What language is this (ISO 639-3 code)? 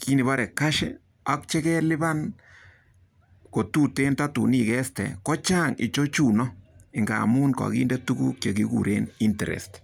kln